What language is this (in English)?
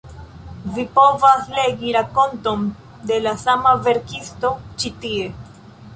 Esperanto